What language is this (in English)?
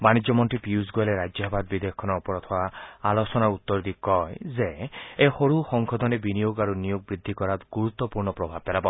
Assamese